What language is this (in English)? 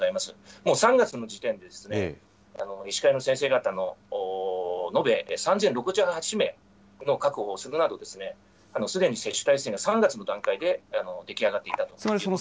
Japanese